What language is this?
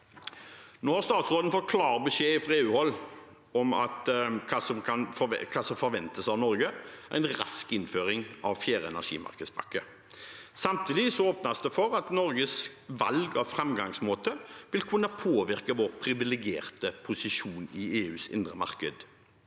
Norwegian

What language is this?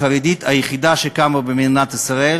Hebrew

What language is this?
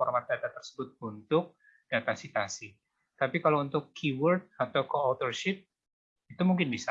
Indonesian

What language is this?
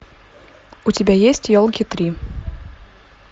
Russian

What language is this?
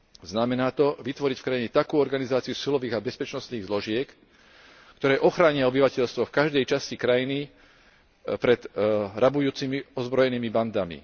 Slovak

